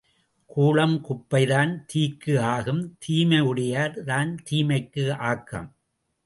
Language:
Tamil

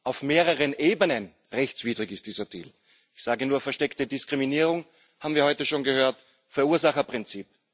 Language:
German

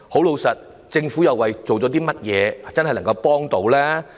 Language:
Cantonese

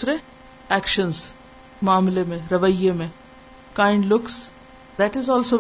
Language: Urdu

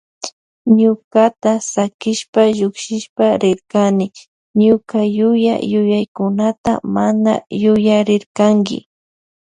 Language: Loja Highland Quichua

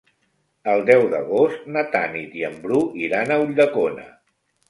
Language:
Catalan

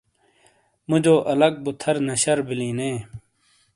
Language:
Shina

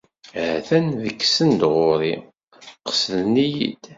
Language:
Kabyle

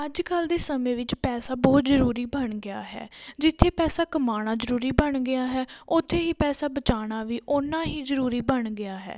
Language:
Punjabi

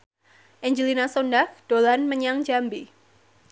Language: Javanese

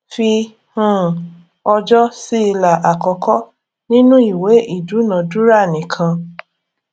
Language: Yoruba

